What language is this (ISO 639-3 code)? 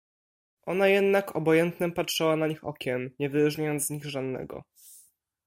pol